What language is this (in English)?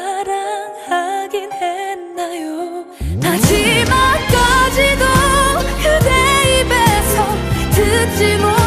Korean